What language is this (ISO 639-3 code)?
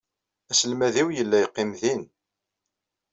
kab